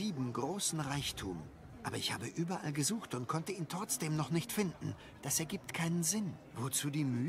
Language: German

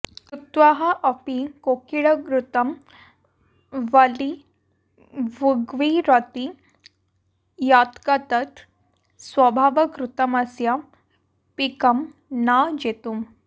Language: Sanskrit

